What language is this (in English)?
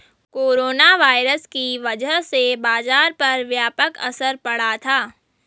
Hindi